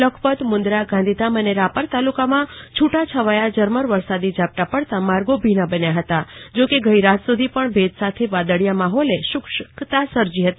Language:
Gujarati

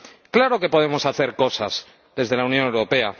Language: Spanish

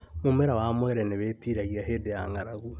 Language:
Kikuyu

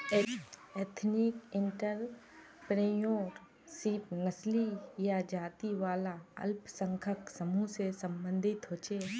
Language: Magahi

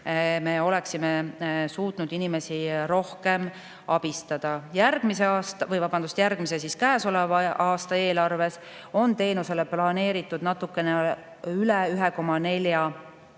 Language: Estonian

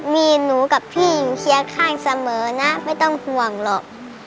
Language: Thai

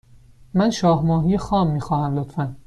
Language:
Persian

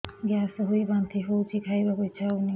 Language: Odia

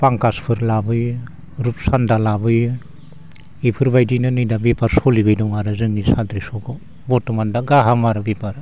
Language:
Bodo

